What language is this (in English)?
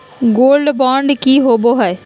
Magahi